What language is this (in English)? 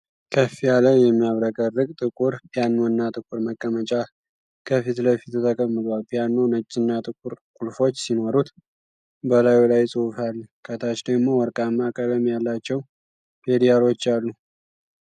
Amharic